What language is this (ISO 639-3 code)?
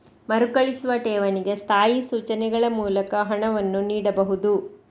kan